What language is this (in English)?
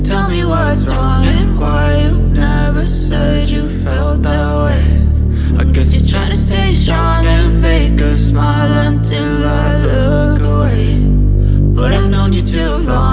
Indonesian